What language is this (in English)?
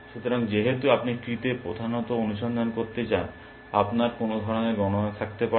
Bangla